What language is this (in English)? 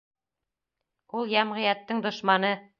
Bashkir